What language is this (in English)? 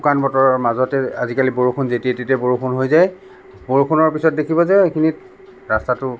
Assamese